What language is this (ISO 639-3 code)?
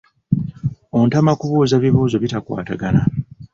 lug